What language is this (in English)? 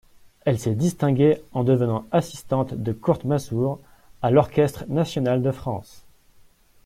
French